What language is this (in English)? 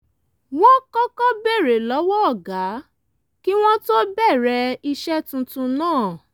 Yoruba